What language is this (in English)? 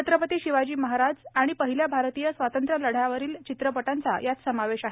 Marathi